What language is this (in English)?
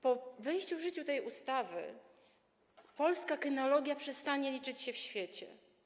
Polish